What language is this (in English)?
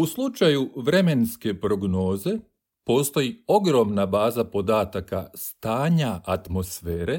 Croatian